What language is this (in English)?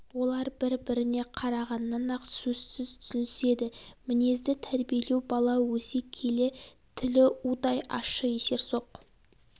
Kazakh